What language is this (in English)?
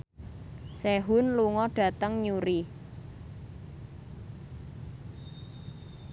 Javanese